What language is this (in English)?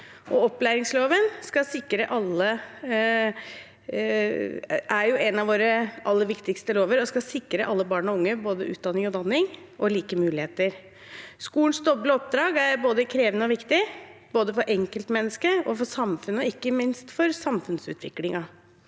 Norwegian